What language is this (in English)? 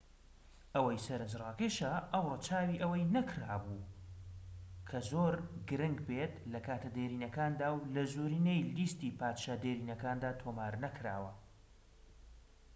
Central Kurdish